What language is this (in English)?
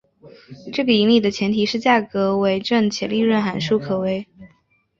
Chinese